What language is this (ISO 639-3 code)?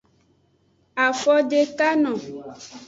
ajg